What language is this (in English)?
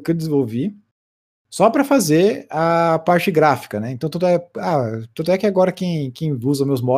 Portuguese